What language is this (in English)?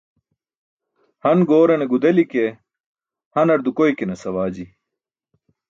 Burushaski